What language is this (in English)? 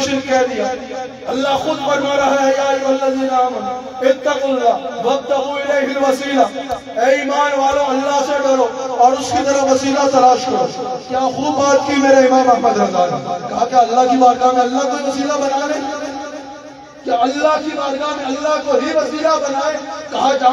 Arabic